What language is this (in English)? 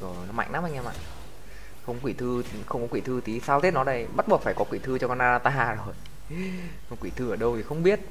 Vietnamese